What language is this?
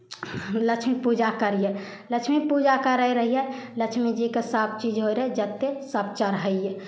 Maithili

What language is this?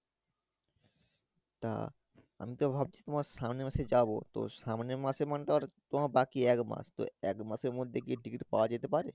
Bangla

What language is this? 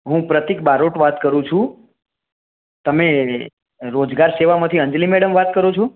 Gujarati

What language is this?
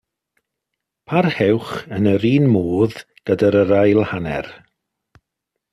Welsh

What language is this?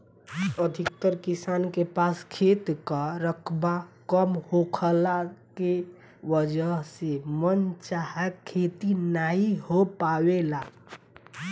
Bhojpuri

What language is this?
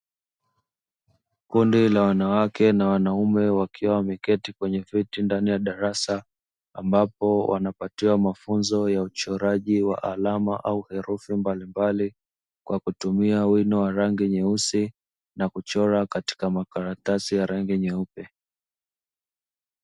Swahili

